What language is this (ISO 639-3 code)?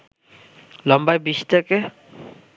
ben